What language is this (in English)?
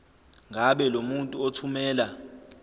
Zulu